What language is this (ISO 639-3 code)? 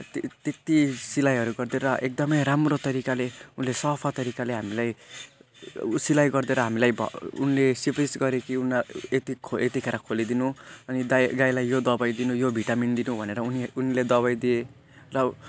nep